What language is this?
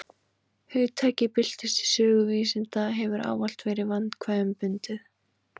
Icelandic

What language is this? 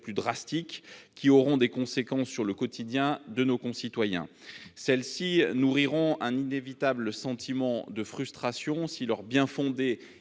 French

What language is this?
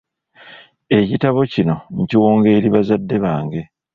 Ganda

